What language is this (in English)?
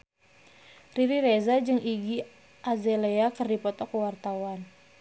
Sundanese